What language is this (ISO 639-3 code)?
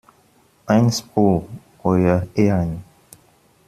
deu